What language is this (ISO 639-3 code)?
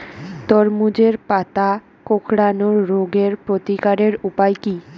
ben